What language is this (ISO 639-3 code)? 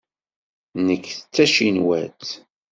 kab